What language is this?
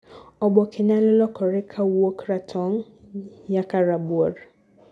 Luo (Kenya and Tanzania)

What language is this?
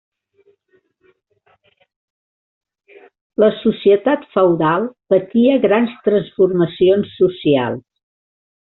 Catalan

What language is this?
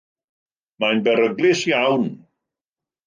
Welsh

